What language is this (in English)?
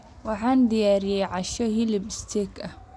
Somali